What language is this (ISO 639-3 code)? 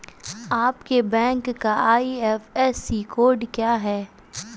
hin